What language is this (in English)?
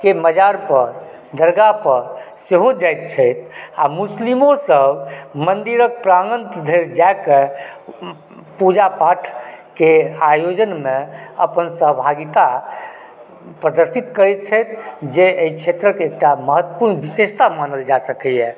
Maithili